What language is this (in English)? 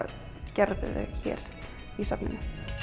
Icelandic